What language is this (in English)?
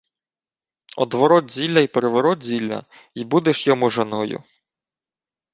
Ukrainian